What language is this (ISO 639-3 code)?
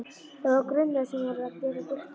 isl